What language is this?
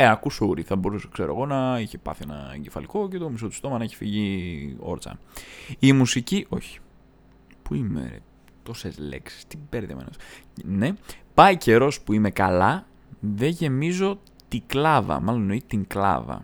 Greek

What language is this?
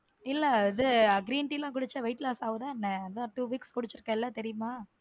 Tamil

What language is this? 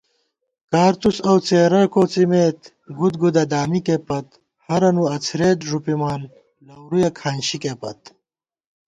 Gawar-Bati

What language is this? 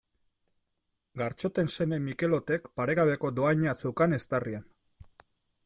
Basque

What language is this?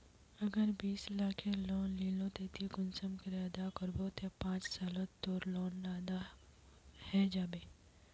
Magahi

